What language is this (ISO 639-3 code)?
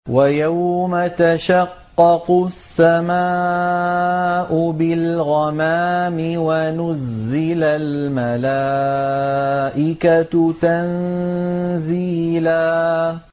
ara